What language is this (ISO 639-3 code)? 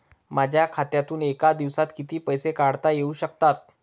mar